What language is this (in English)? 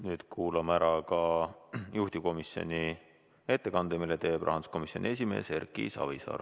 Estonian